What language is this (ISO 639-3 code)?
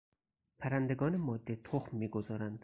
fas